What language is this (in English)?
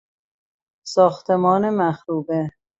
Persian